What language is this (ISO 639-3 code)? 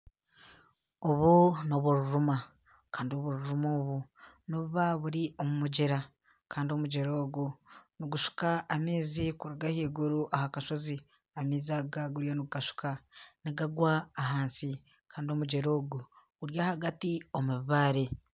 nyn